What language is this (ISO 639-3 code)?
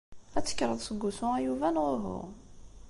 kab